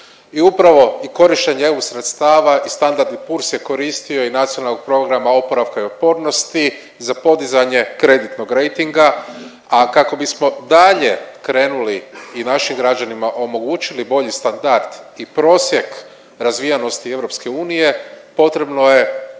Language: Croatian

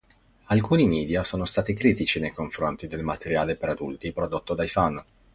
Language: Italian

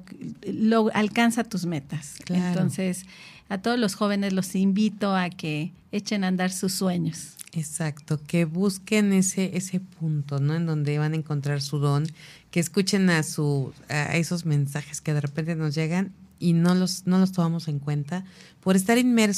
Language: Spanish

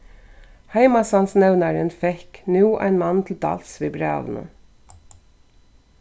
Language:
Faroese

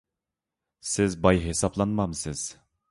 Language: Uyghur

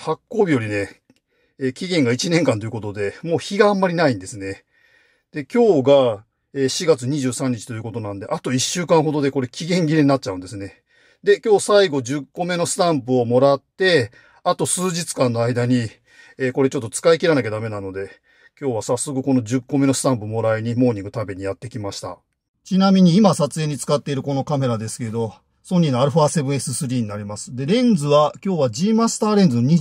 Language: Japanese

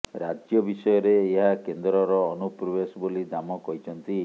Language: Odia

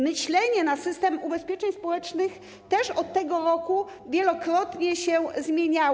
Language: Polish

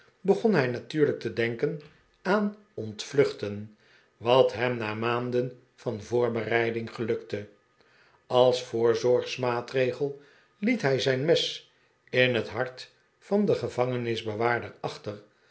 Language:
Dutch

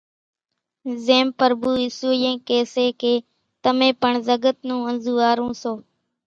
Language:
Kachi Koli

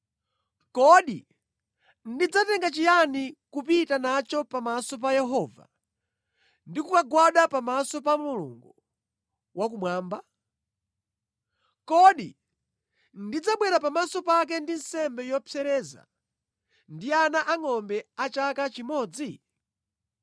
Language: Nyanja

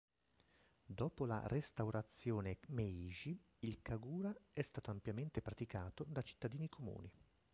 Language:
Italian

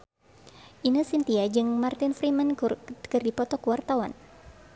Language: Sundanese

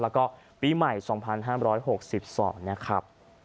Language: Thai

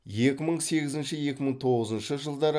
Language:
Kazakh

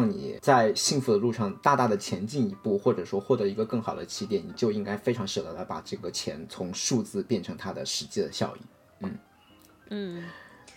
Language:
Chinese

